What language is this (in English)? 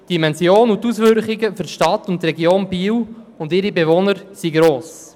Swiss German